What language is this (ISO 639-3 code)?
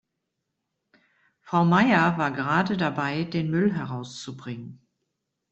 deu